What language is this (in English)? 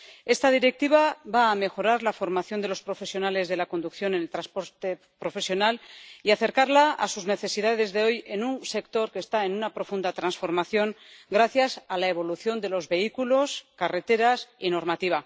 Spanish